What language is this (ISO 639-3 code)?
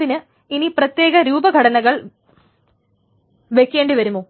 mal